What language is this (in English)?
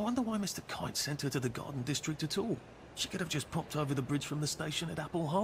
Arabic